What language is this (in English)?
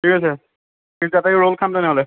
Assamese